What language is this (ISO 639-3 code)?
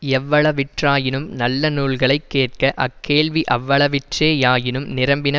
tam